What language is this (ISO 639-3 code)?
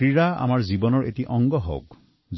asm